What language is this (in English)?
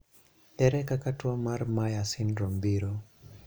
Luo (Kenya and Tanzania)